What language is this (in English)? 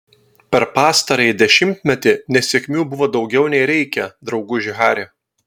Lithuanian